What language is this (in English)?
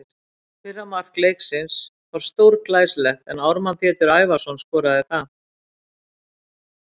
Icelandic